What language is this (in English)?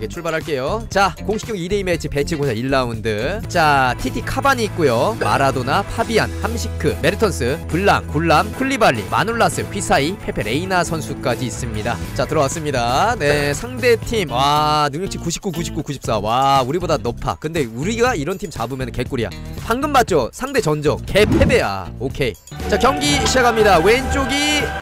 Korean